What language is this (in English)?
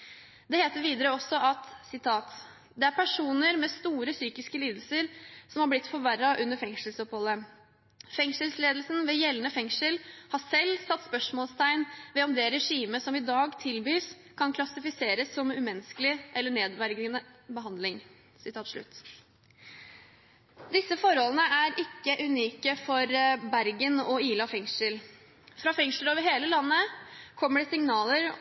Norwegian Bokmål